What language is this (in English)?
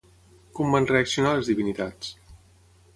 Catalan